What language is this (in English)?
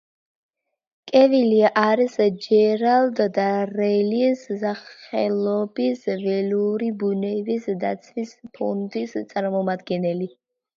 Georgian